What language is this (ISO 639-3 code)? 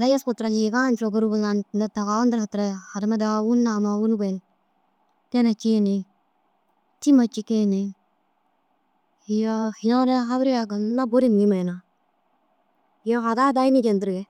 dzg